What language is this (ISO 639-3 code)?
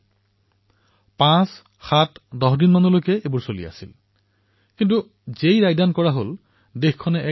asm